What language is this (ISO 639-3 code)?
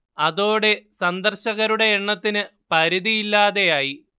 mal